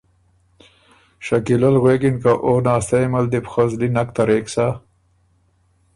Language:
Ormuri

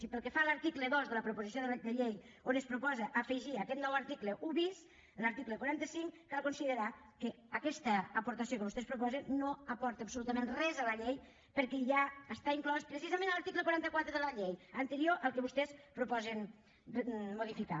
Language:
Catalan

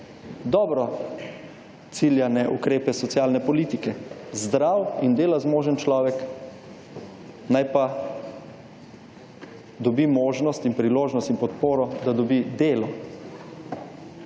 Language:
Slovenian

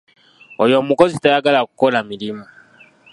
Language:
Ganda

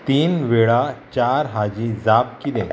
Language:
Konkani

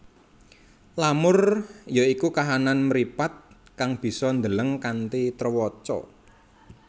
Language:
Javanese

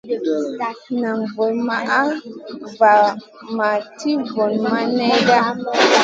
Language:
Masana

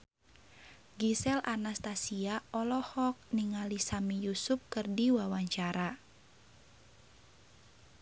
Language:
Sundanese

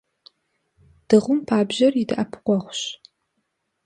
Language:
Kabardian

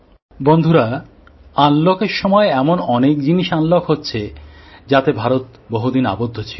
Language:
Bangla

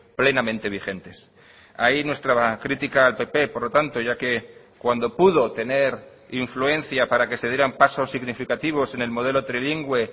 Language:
Spanish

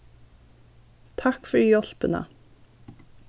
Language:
Faroese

